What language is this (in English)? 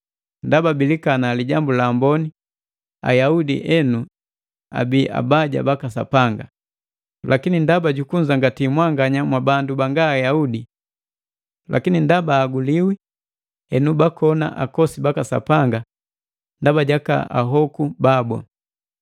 Matengo